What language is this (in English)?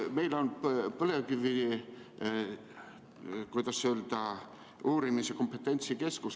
Estonian